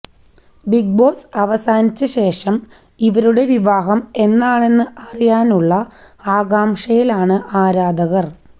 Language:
Malayalam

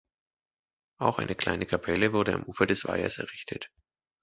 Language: German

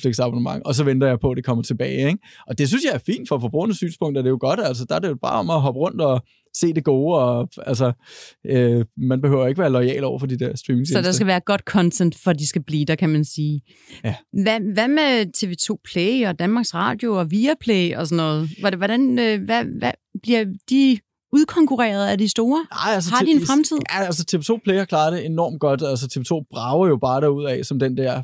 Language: Danish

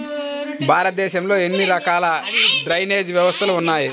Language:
Telugu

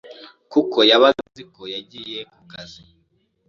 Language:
Kinyarwanda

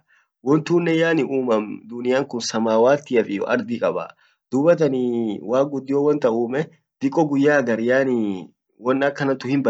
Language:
Orma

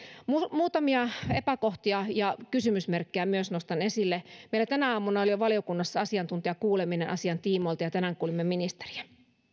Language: Finnish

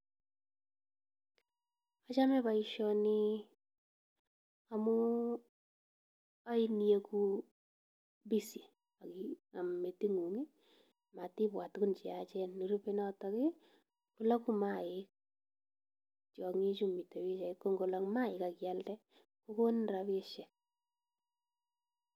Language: Kalenjin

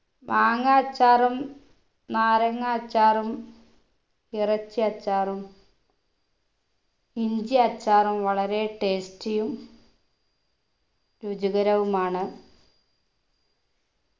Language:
Malayalam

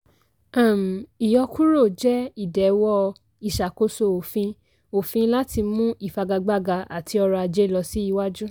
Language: Yoruba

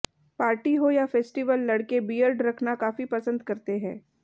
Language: Hindi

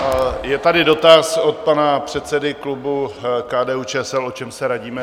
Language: Czech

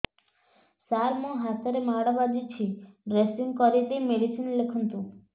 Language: Odia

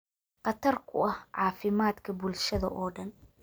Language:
Somali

